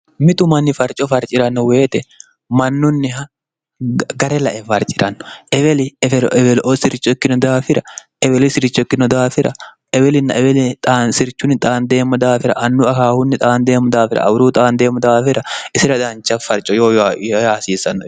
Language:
Sidamo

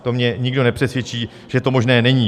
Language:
Czech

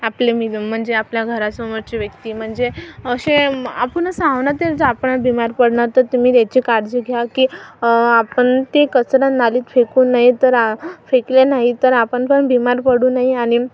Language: Marathi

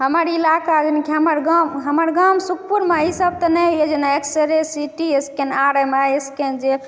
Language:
Maithili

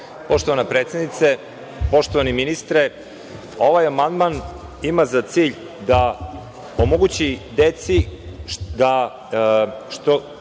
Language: Serbian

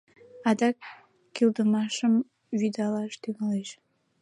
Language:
Mari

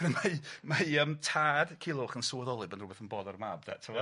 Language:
Welsh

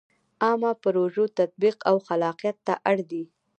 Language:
Pashto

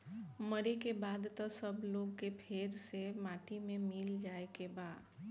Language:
Bhojpuri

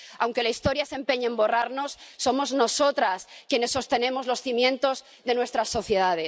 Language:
Spanish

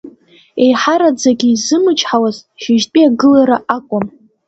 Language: Abkhazian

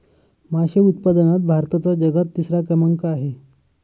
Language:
Marathi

